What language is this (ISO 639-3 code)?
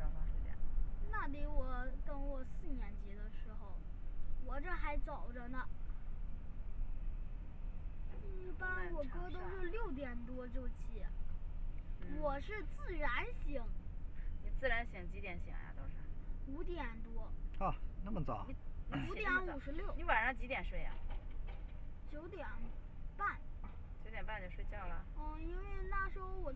zho